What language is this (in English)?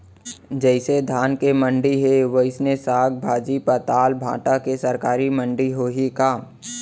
Chhattisgarhi